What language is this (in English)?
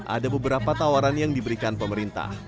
Indonesian